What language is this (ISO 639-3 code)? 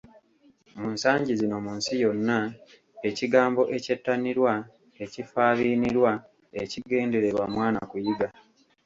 lug